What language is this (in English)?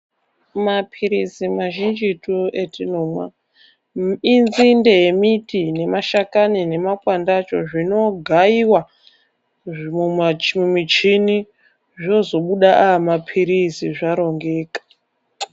Ndau